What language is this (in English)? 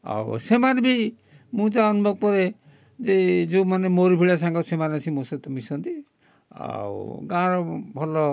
Odia